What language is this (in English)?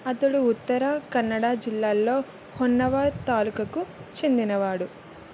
Telugu